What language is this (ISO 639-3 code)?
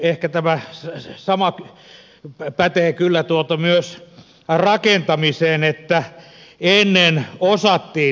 fin